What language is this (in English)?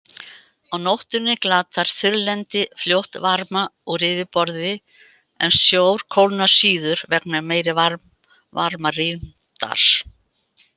Icelandic